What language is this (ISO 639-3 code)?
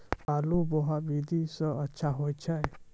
mai